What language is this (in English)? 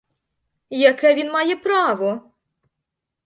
Ukrainian